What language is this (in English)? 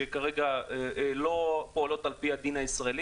Hebrew